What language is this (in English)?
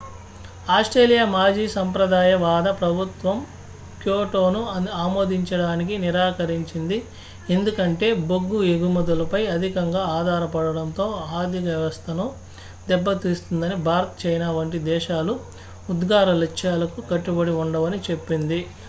Telugu